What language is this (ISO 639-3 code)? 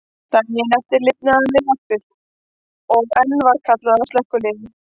isl